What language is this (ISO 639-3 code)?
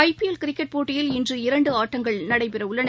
tam